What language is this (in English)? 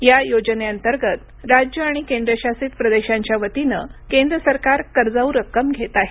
Marathi